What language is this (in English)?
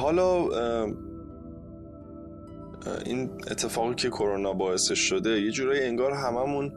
Persian